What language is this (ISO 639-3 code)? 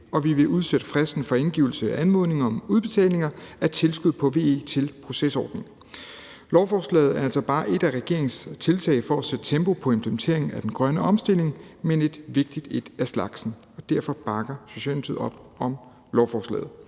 dan